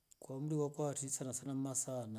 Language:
Rombo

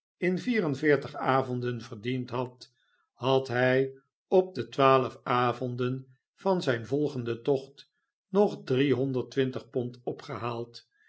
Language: Dutch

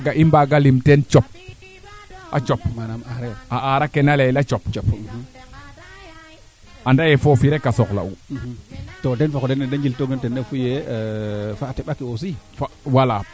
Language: Serer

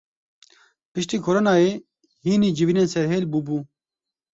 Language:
Kurdish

